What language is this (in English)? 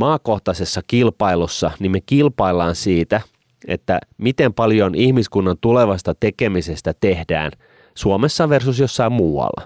Finnish